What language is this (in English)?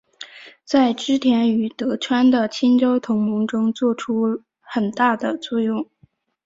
Chinese